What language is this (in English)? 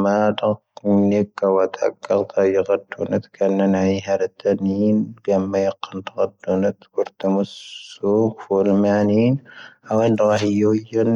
Tahaggart Tamahaq